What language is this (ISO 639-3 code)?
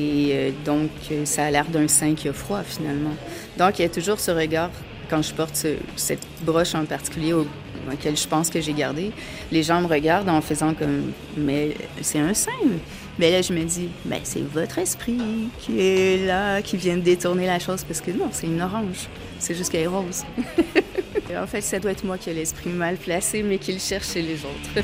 fra